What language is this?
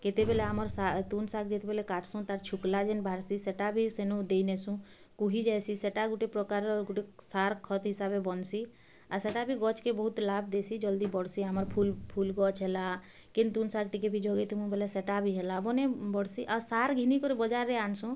Odia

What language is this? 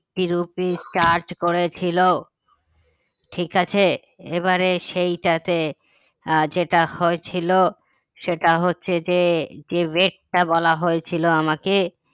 Bangla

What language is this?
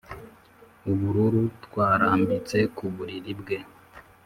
Kinyarwanda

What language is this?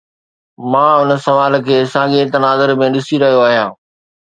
Sindhi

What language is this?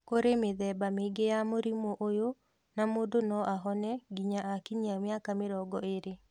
Kikuyu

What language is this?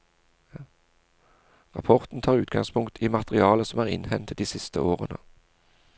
Norwegian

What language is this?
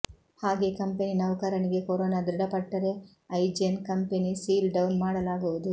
Kannada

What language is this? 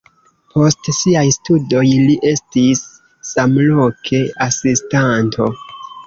Esperanto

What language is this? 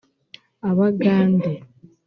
Kinyarwanda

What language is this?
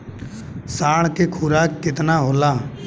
Bhojpuri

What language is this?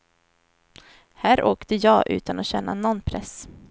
Swedish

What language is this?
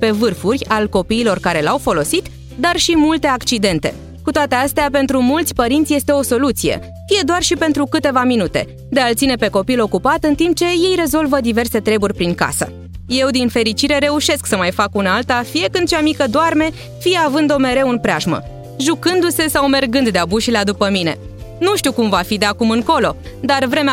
Romanian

